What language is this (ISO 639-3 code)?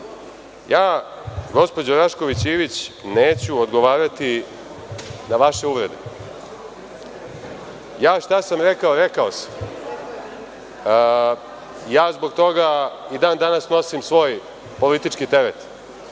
srp